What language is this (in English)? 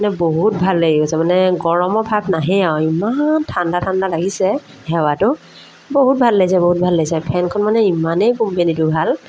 Assamese